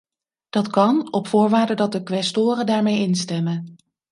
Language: Dutch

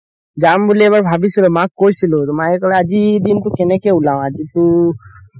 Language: Assamese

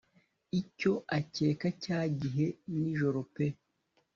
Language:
Kinyarwanda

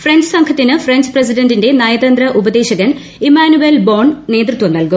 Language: Malayalam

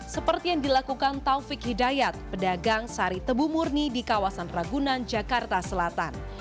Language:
Indonesian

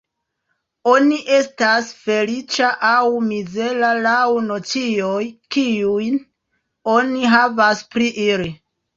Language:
Esperanto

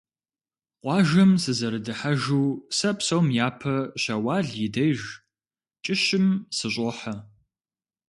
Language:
Kabardian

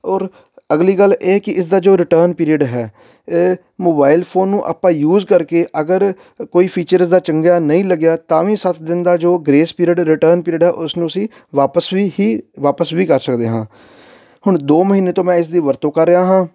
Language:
Punjabi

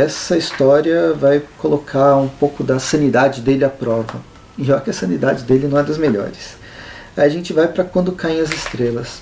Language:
Portuguese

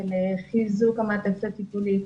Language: Hebrew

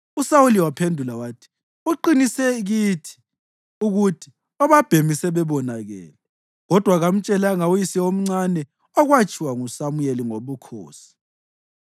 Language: North Ndebele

